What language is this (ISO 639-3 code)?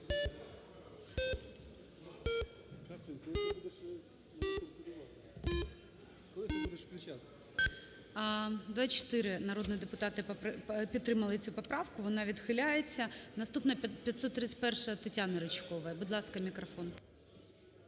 ukr